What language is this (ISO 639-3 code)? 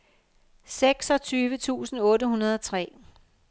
dan